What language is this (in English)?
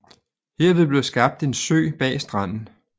Danish